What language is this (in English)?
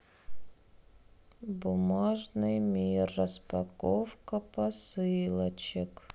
Russian